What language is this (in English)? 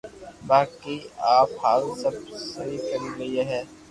Loarki